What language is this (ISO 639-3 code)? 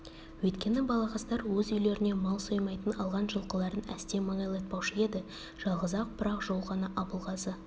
kaz